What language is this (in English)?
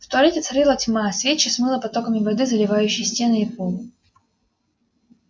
Russian